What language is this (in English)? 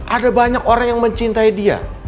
Indonesian